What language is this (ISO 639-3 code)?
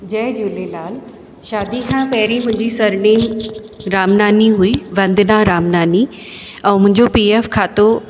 snd